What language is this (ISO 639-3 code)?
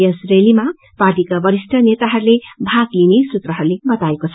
nep